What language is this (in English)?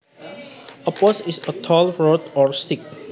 Javanese